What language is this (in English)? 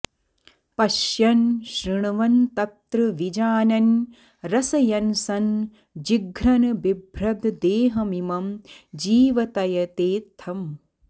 Sanskrit